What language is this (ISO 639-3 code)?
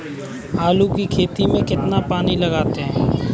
hin